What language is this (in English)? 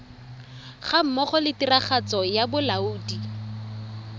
Tswana